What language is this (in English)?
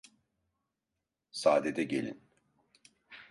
Turkish